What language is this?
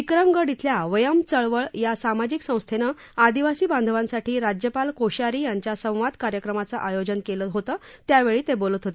Marathi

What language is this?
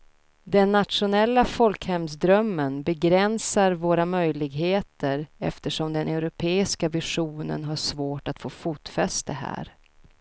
Swedish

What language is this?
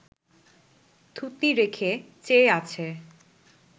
Bangla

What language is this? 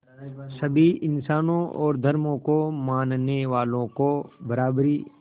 Hindi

